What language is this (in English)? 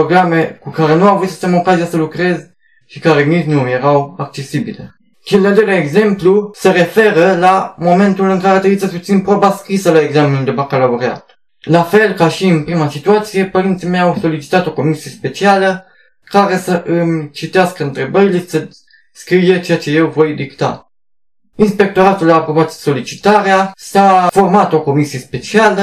Romanian